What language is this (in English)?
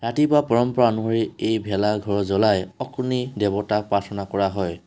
Assamese